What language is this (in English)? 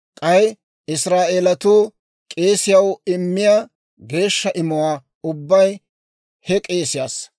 Dawro